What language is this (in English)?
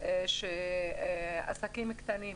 Hebrew